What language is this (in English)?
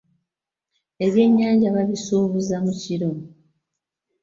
Ganda